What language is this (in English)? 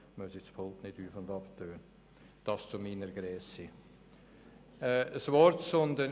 Swiss German